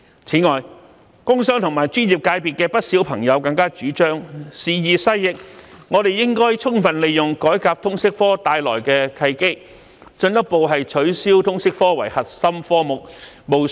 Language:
Cantonese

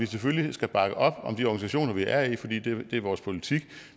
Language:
Danish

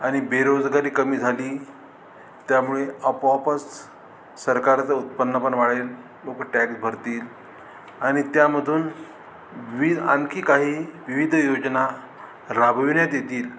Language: Marathi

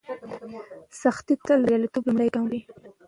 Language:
Pashto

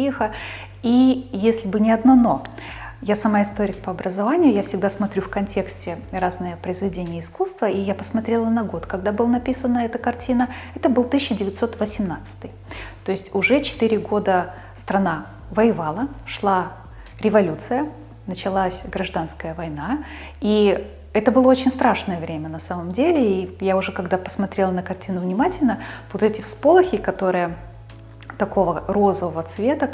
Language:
Russian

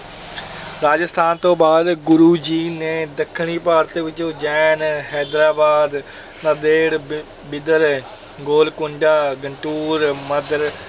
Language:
Punjabi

